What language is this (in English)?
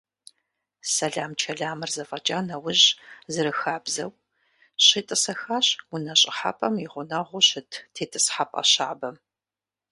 Kabardian